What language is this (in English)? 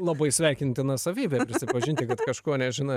Lithuanian